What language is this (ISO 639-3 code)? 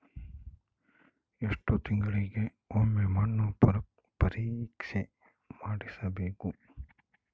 kan